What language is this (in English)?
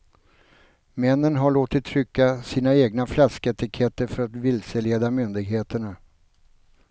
Swedish